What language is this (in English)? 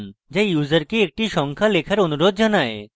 Bangla